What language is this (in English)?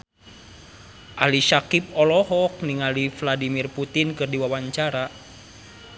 Sundanese